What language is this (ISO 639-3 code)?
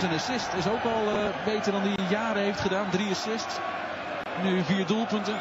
nld